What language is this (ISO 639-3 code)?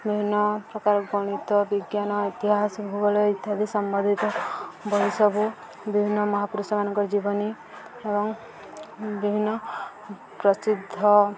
ori